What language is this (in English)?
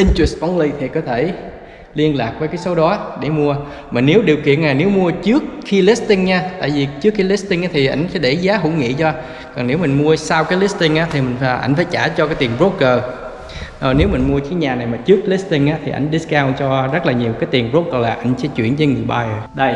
Vietnamese